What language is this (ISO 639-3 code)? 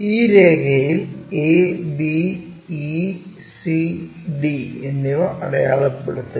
mal